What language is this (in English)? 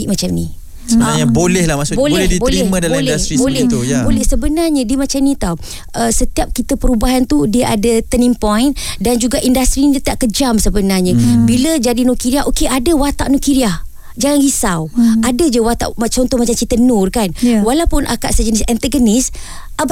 Malay